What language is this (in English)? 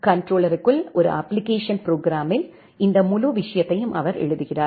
Tamil